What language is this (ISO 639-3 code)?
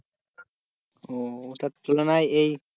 ben